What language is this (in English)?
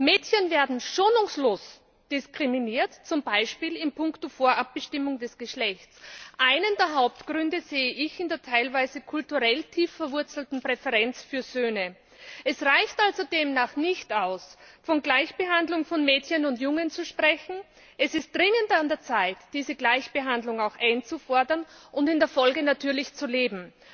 German